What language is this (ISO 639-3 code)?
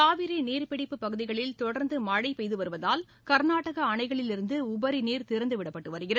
tam